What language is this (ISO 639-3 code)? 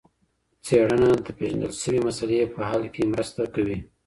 pus